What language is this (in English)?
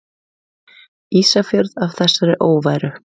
Icelandic